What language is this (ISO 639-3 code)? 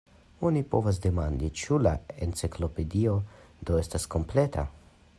epo